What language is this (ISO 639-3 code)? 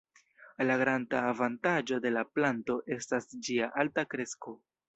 epo